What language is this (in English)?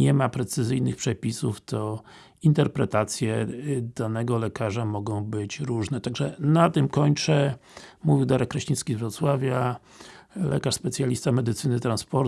Polish